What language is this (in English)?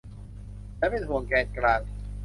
Thai